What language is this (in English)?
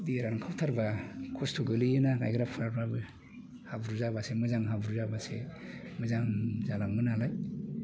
Bodo